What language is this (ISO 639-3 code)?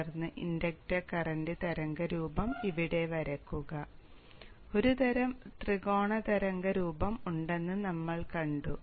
mal